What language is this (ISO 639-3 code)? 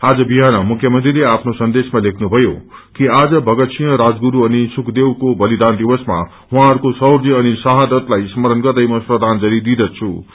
nep